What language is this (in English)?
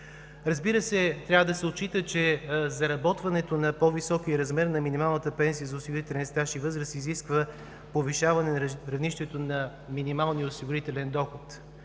Bulgarian